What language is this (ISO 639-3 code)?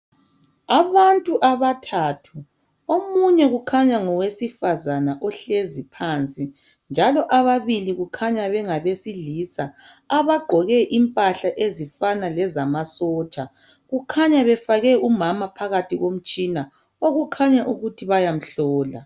nde